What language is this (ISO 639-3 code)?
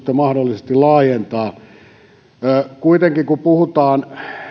fin